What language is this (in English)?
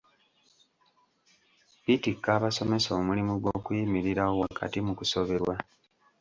Ganda